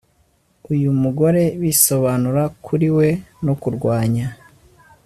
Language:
Kinyarwanda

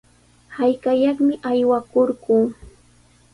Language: Sihuas Ancash Quechua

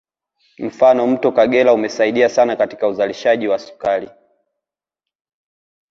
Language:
Swahili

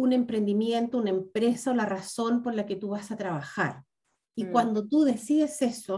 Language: Spanish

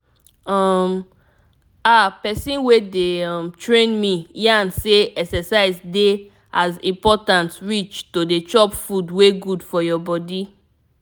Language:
Nigerian Pidgin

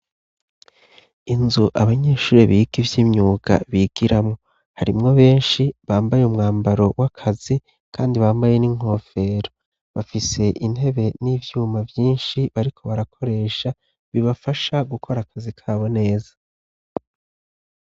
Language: Rundi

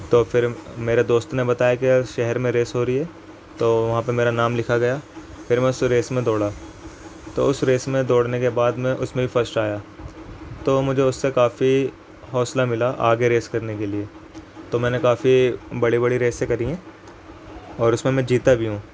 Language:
Urdu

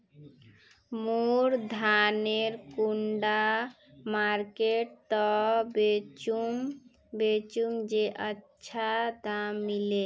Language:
Magahi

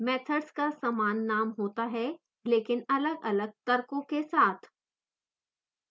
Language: Hindi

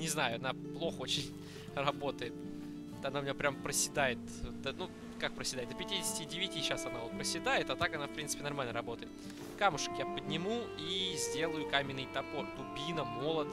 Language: Russian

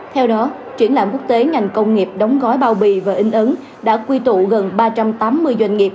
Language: Vietnamese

